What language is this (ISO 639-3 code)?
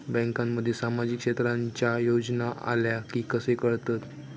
mar